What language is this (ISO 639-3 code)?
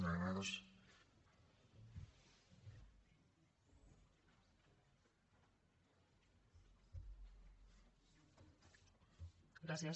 cat